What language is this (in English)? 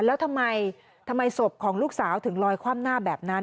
Thai